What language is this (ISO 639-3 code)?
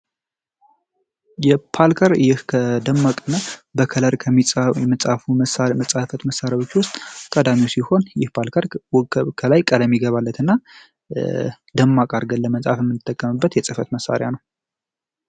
amh